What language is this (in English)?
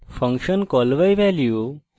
Bangla